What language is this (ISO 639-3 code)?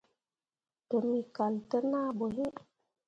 mua